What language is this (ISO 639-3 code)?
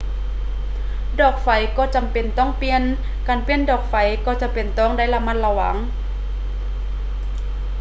lao